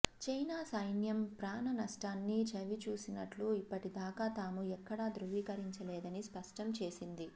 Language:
Telugu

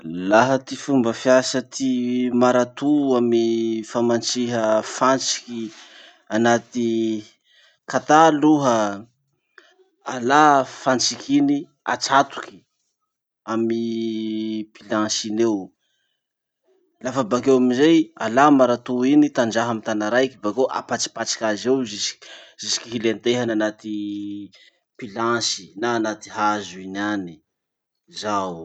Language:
Masikoro Malagasy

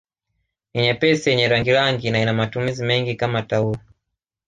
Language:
Swahili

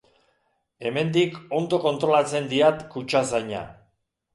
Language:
Basque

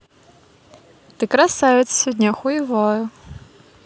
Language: Russian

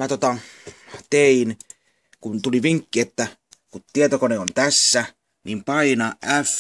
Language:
Finnish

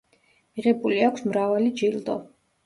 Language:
Georgian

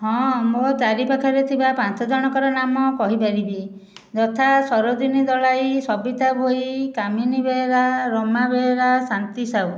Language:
Odia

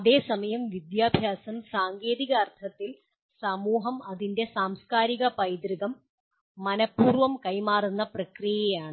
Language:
Malayalam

